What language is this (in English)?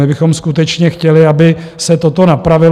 Czech